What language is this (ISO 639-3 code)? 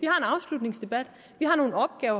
dan